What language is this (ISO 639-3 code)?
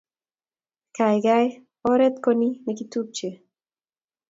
kln